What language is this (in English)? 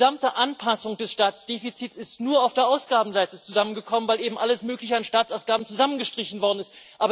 German